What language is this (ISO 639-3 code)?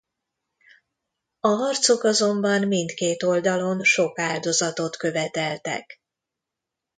hun